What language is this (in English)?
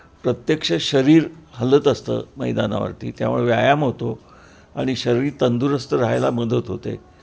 Marathi